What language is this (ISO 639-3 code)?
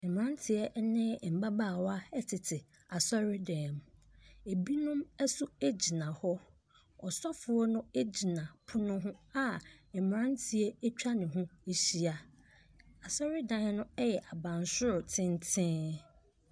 aka